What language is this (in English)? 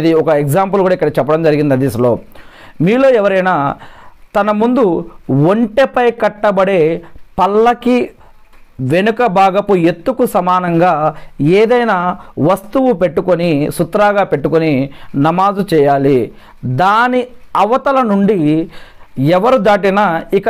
Telugu